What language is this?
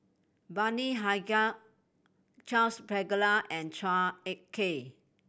English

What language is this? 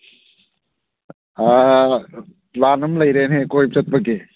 Manipuri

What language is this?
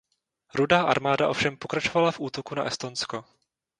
Czech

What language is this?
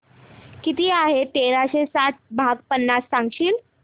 Marathi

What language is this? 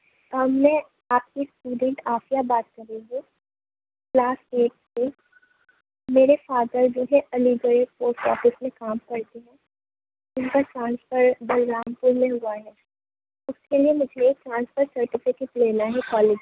Urdu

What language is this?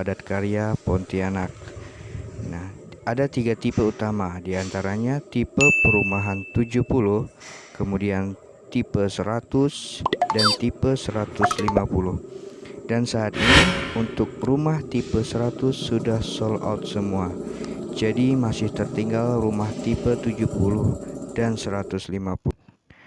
Indonesian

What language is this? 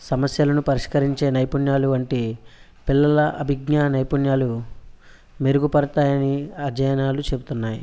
Telugu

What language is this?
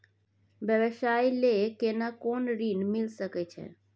Maithili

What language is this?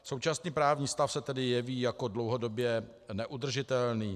Czech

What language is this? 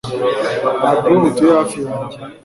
Kinyarwanda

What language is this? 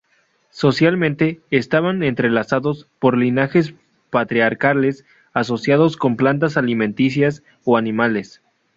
Spanish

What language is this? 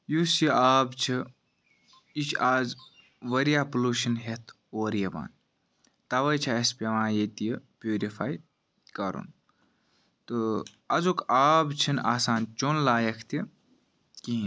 Kashmiri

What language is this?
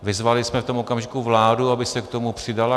Czech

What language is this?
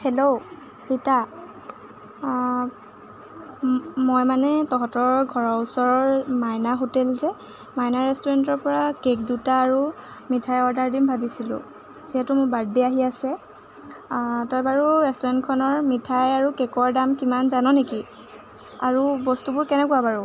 Assamese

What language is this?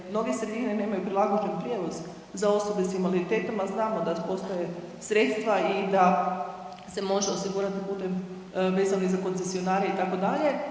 Croatian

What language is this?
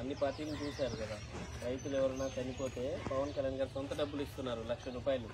Romanian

